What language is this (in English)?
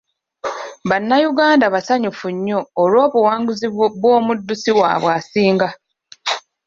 Ganda